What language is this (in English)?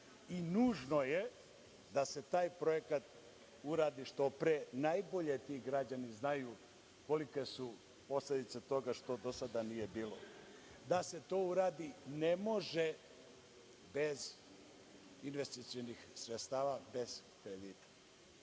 Serbian